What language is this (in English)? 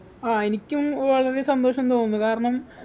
Malayalam